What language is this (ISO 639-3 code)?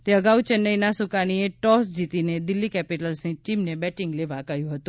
guj